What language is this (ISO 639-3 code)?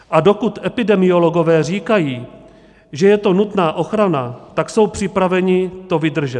ces